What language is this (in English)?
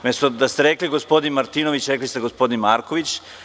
Serbian